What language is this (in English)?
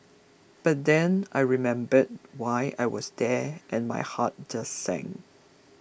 English